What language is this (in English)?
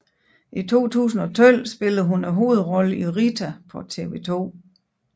Danish